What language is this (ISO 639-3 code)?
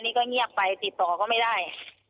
tha